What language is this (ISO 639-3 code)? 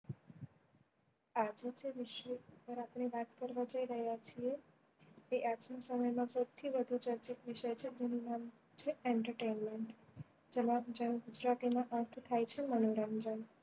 guj